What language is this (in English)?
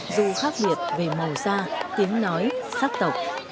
Vietnamese